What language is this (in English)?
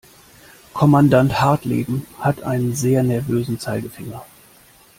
German